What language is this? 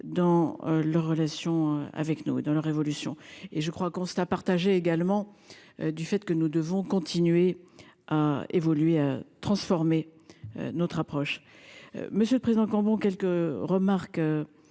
French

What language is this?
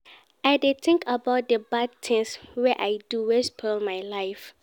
Nigerian Pidgin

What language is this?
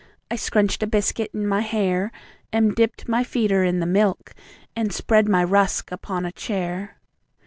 English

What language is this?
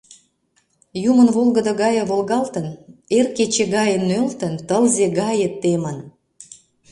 Mari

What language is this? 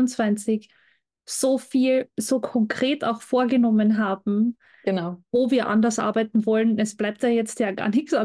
German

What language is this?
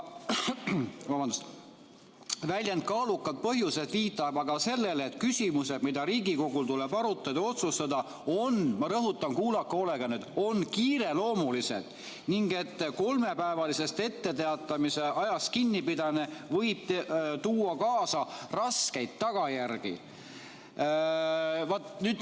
Estonian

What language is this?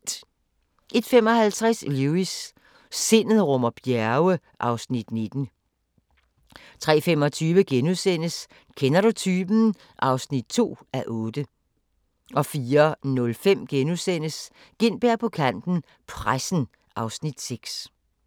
Danish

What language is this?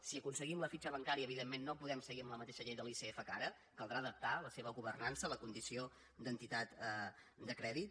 Catalan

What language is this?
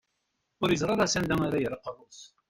Kabyle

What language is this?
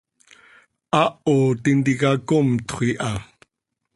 Seri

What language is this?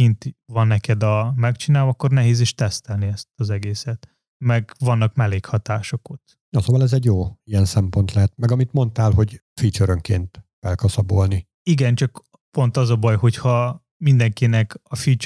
Hungarian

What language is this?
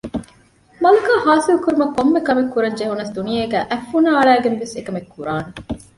Divehi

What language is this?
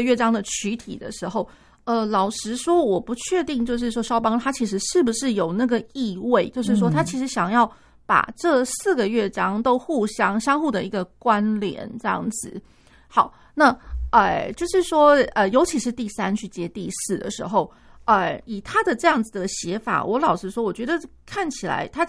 Chinese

